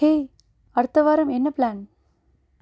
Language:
Tamil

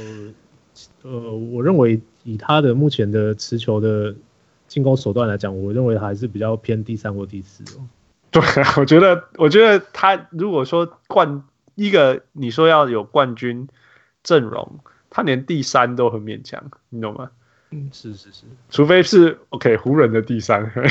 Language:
Chinese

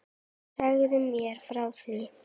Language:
Icelandic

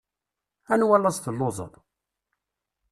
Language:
Kabyle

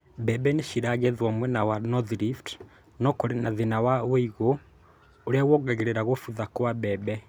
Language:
Kikuyu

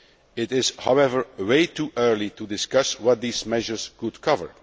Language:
English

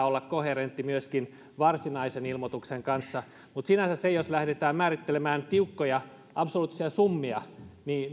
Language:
Finnish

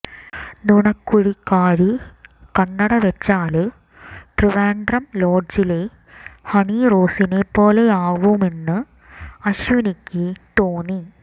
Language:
Malayalam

